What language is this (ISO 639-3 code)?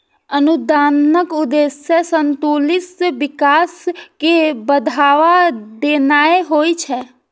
mai